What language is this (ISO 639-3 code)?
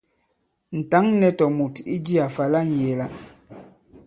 abb